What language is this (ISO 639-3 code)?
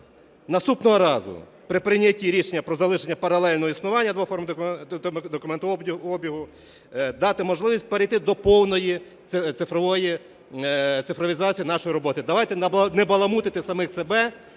ukr